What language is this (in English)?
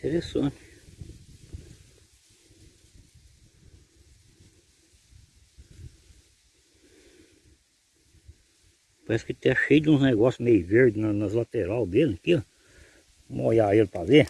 Portuguese